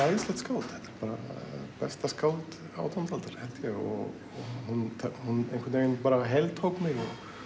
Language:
Icelandic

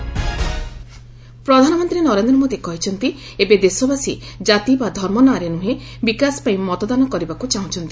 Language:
Odia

